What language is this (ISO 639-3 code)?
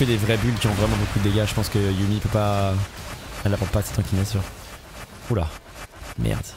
fra